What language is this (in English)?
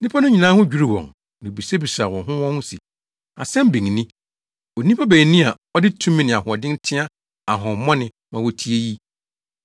Akan